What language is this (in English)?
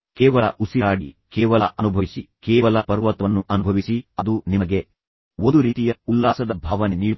Kannada